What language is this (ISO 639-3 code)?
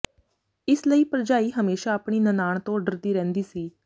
pan